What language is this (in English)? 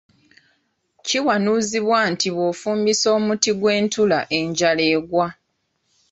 Ganda